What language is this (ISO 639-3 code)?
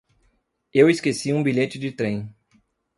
por